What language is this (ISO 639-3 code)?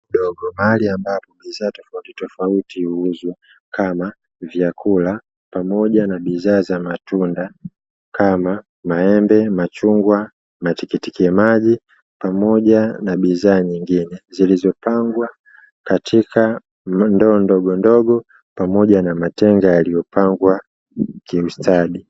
swa